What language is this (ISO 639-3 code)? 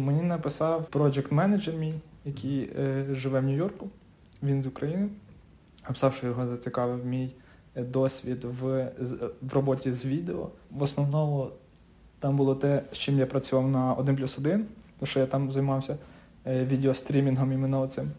ukr